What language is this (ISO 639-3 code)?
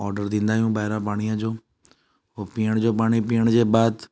snd